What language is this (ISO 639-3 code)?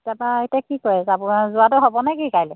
asm